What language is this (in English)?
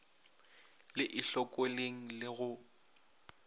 Northern Sotho